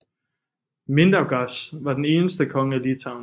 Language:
Danish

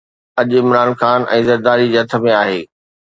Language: Sindhi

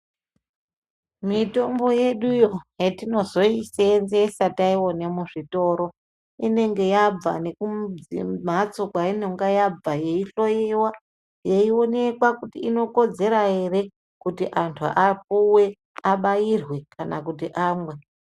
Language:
Ndau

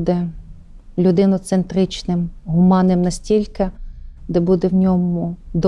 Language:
Ukrainian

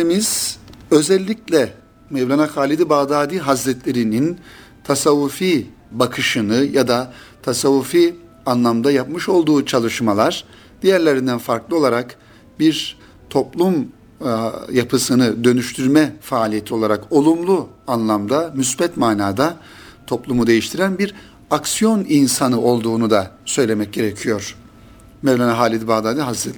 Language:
Turkish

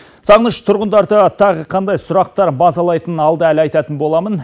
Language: Kazakh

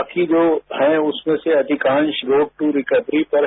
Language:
Hindi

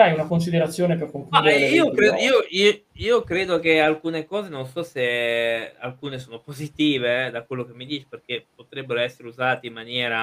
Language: Italian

